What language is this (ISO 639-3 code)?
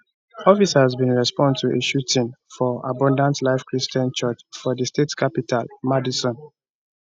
pcm